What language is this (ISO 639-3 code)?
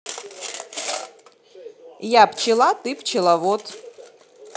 rus